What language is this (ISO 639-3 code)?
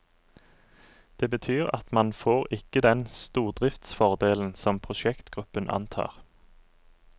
nor